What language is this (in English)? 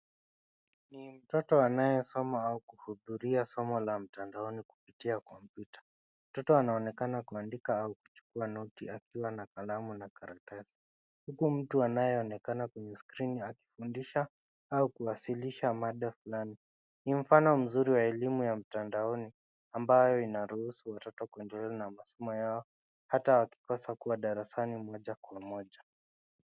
Swahili